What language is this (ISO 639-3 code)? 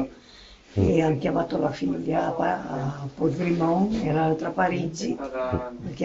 ita